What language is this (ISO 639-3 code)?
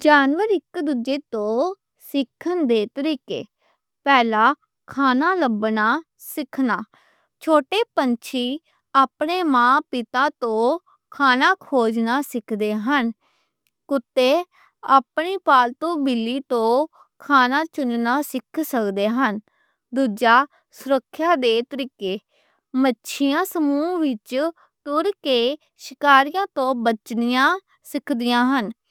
lah